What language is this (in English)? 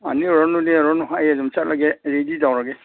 Manipuri